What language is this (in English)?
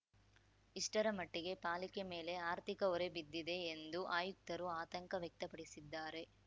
Kannada